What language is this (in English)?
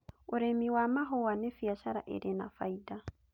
Kikuyu